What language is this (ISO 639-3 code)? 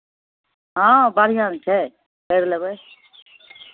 mai